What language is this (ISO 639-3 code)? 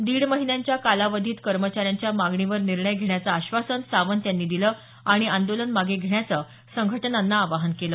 mar